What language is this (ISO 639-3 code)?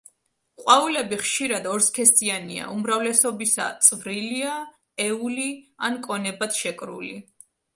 kat